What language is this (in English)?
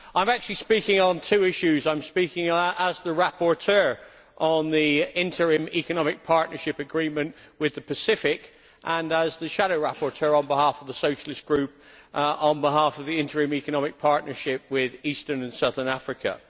English